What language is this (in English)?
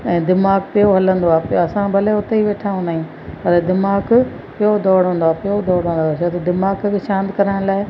Sindhi